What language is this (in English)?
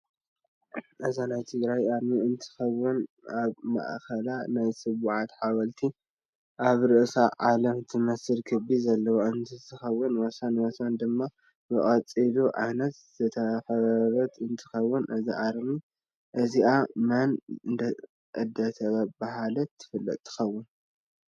Tigrinya